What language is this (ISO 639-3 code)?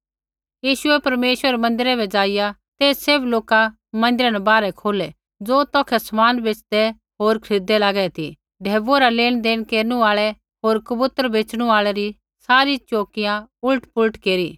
kfx